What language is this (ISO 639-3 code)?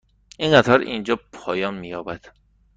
fas